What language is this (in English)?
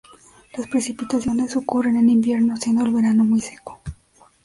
Spanish